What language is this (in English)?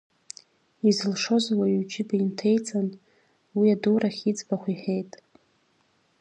Abkhazian